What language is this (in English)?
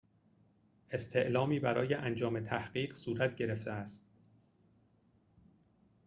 Persian